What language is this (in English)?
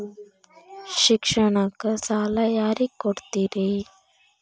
Kannada